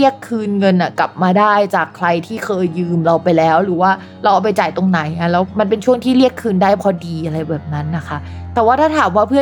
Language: Thai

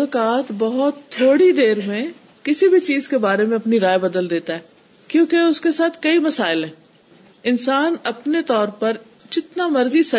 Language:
Urdu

